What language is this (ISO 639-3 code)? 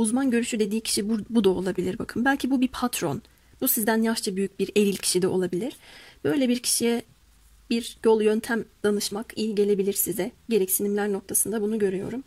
tur